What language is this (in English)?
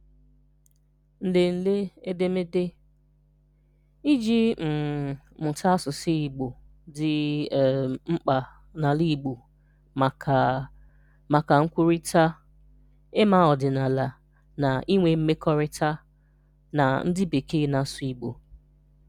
Igbo